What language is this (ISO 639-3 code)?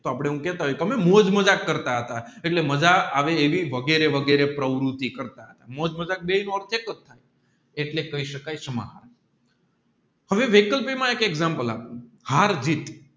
guj